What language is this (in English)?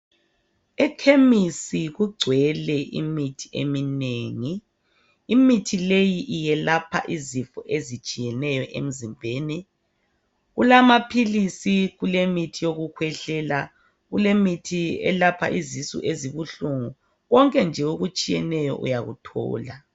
North Ndebele